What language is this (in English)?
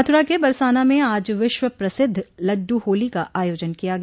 Hindi